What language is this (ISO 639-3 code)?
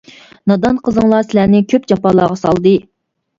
uig